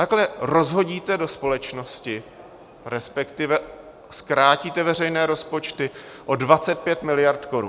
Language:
Czech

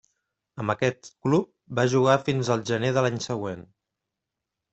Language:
Catalan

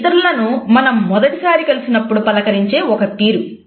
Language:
Telugu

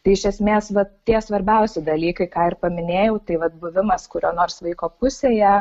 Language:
Lithuanian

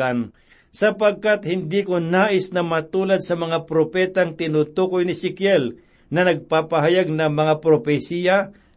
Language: Filipino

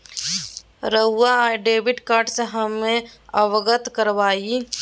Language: Magahi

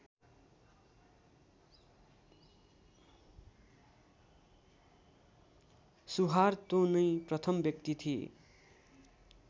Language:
Nepali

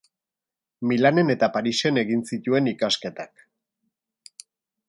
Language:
Basque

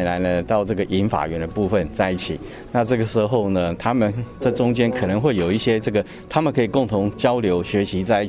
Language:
Chinese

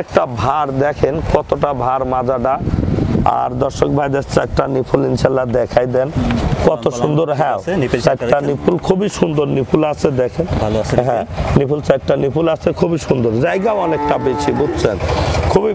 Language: Romanian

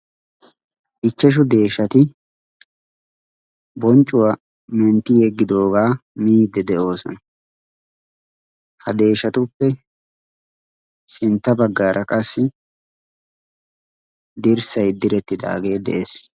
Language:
Wolaytta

